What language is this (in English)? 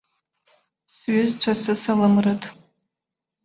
Abkhazian